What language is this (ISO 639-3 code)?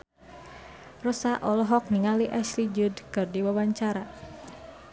sun